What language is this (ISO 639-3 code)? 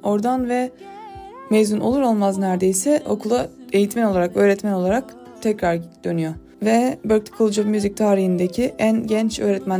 tur